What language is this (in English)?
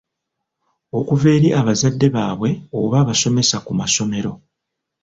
Ganda